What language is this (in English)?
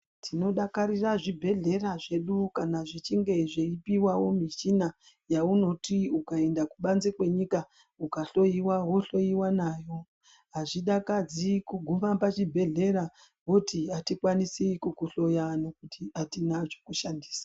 Ndau